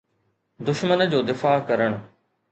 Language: Sindhi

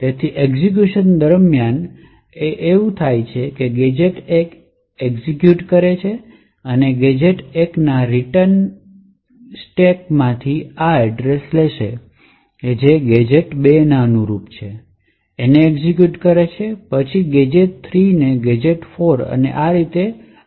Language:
Gujarati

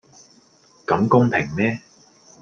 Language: Cantonese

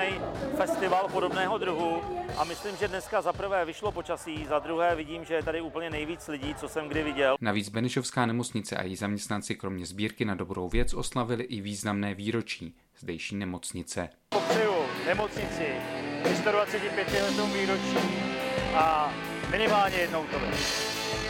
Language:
Czech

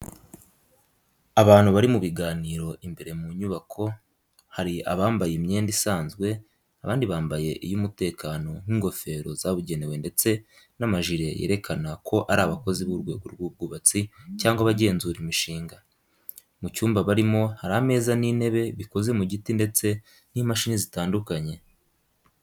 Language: Kinyarwanda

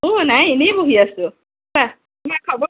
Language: Assamese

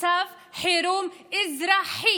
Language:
Hebrew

